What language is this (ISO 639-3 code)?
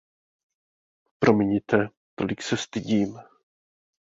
ces